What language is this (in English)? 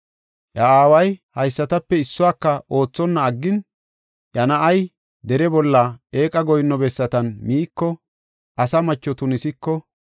Gofa